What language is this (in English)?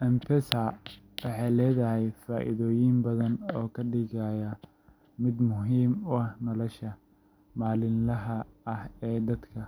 Somali